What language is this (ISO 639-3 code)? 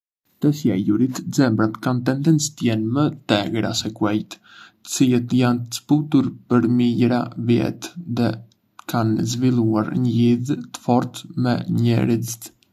aae